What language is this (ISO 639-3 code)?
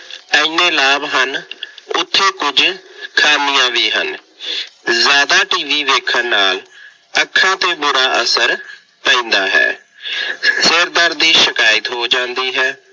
pan